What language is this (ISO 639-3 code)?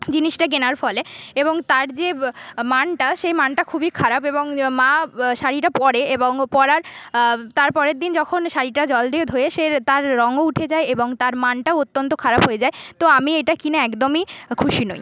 ben